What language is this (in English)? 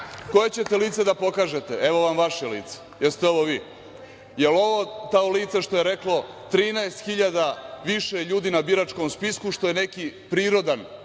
Serbian